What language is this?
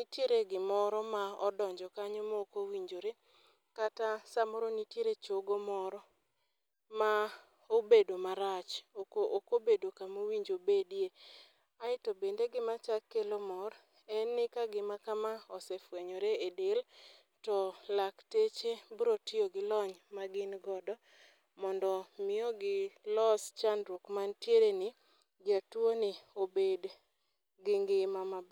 Luo (Kenya and Tanzania)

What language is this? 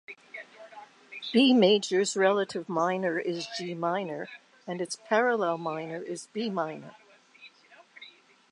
English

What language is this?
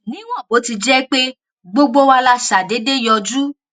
Yoruba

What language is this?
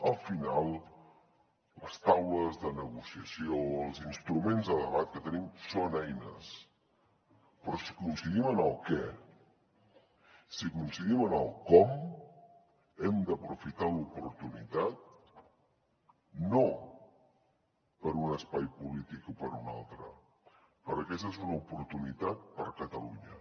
Catalan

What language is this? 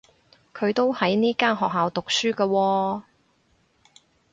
Cantonese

